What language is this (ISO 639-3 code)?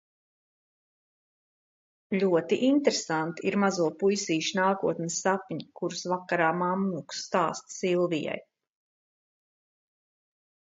lav